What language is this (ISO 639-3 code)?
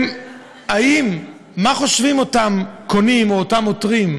heb